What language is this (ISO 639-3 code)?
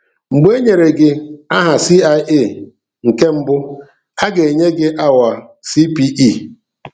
ibo